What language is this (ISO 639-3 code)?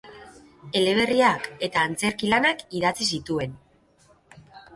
eus